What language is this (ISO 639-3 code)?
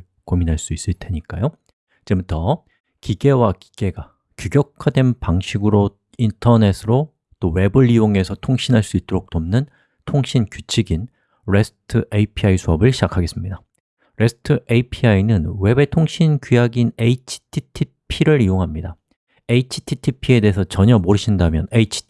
kor